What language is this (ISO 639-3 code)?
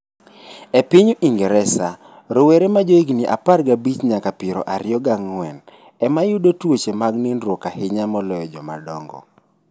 luo